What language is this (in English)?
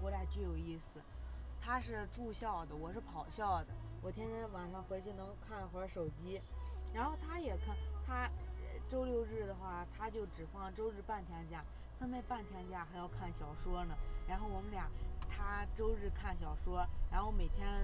Chinese